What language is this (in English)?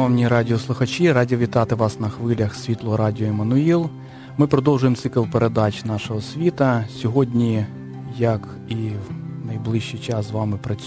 Ukrainian